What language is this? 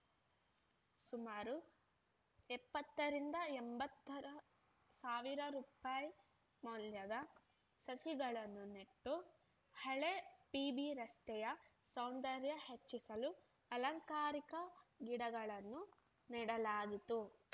Kannada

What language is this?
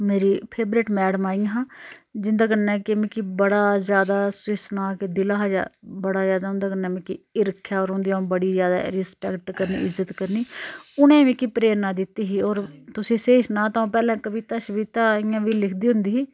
Dogri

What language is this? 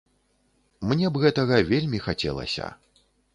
Belarusian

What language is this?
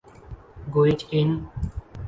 Urdu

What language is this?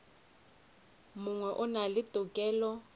Northern Sotho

